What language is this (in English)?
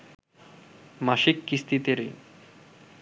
Bangla